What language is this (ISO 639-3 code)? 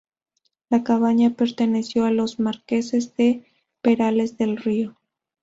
spa